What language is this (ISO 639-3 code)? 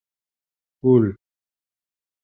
kab